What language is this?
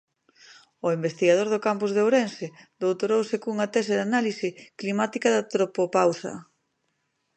Galician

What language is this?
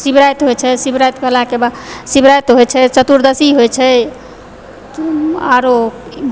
Maithili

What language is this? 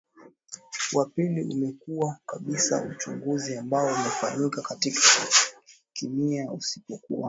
Swahili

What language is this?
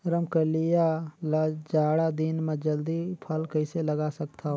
Chhattisgarhi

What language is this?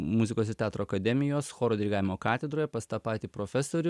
Lithuanian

